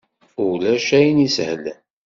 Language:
Kabyle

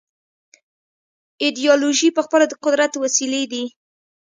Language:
Pashto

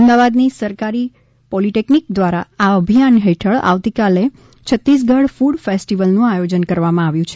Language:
Gujarati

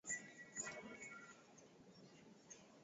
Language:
Swahili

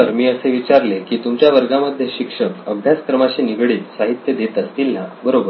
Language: Marathi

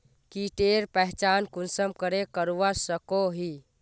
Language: Magahi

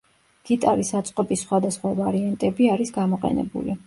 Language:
Georgian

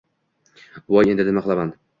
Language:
Uzbek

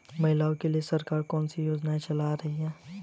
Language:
Hindi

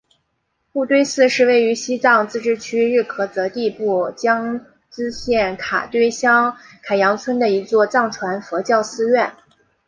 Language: Chinese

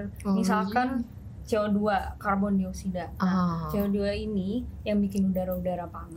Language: Indonesian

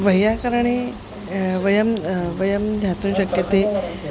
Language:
Sanskrit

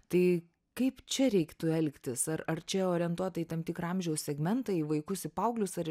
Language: Lithuanian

